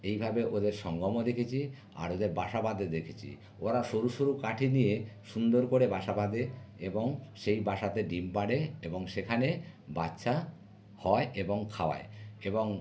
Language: Bangla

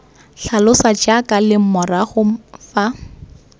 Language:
Tswana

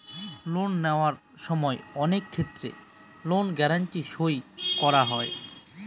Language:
Bangla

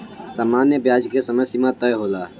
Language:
Bhojpuri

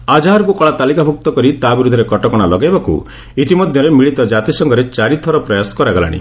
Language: Odia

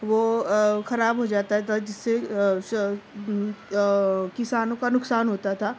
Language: Urdu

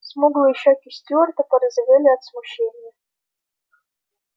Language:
Russian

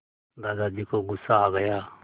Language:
Hindi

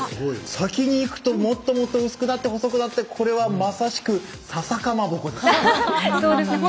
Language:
Japanese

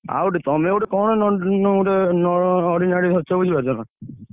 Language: Odia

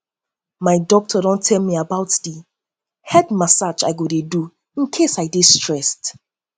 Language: Nigerian Pidgin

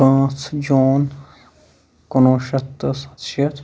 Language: Kashmiri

